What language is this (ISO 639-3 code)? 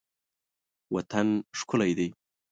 pus